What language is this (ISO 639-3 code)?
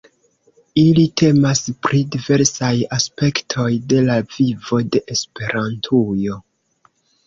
epo